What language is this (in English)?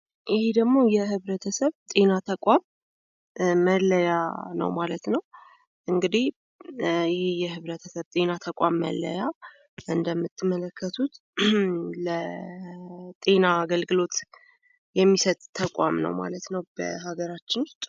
Amharic